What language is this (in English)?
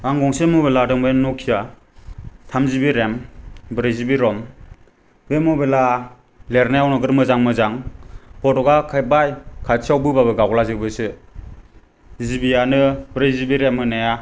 Bodo